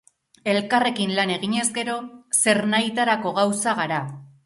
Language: Basque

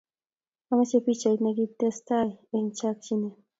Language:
Kalenjin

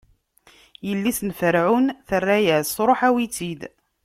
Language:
Kabyle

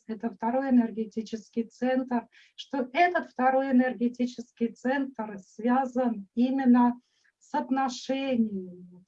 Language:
Russian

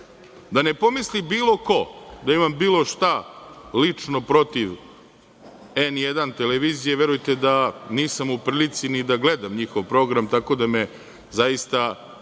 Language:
Serbian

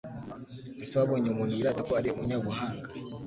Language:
Kinyarwanda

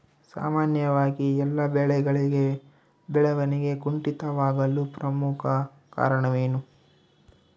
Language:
Kannada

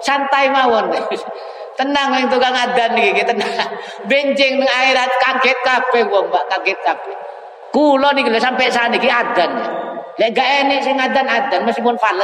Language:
Indonesian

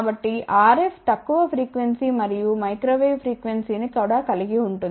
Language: Telugu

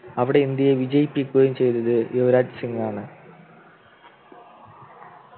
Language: Malayalam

